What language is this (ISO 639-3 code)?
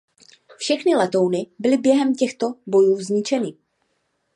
ces